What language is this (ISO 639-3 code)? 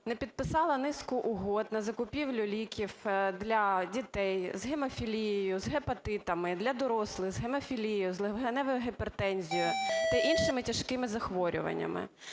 ukr